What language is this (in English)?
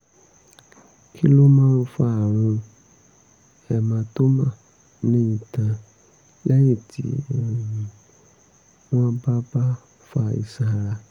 Yoruba